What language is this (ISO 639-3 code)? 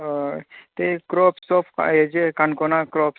kok